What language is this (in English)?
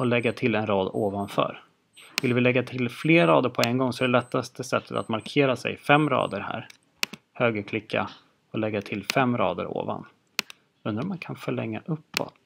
Swedish